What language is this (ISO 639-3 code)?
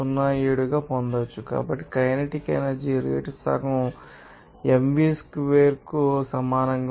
tel